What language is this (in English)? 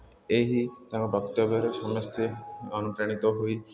Odia